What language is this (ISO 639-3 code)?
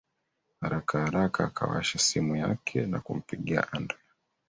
swa